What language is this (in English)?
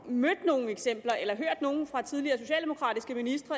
Danish